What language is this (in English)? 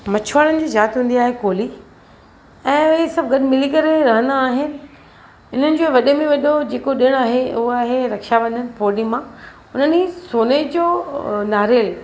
Sindhi